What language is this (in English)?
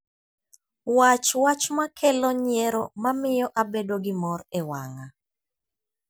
Luo (Kenya and Tanzania)